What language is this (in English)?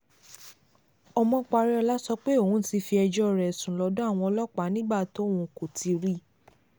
Yoruba